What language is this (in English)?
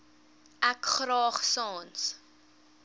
Afrikaans